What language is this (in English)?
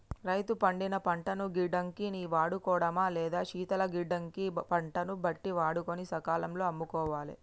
Telugu